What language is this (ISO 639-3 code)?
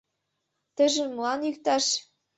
chm